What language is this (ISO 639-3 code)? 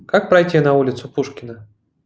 rus